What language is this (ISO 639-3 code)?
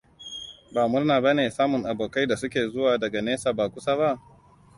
hau